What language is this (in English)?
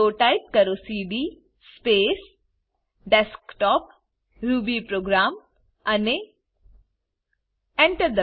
Gujarati